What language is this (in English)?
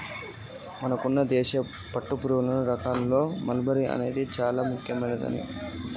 Telugu